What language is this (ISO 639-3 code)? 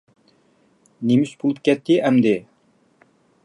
uig